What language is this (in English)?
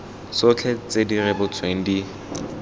Tswana